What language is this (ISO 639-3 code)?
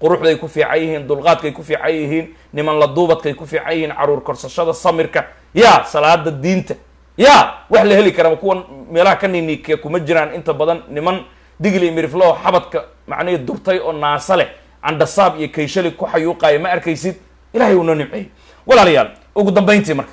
ara